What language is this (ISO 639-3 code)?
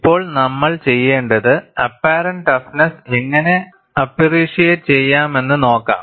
mal